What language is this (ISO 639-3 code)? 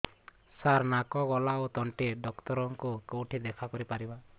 ori